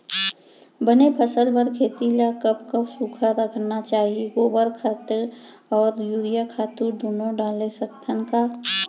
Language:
Chhattisgarhi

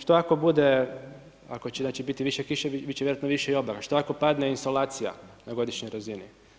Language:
Croatian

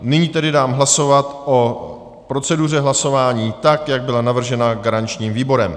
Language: Czech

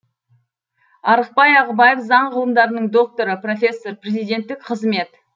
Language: Kazakh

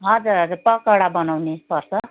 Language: Nepali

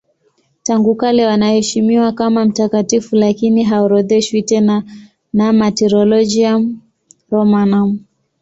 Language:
Swahili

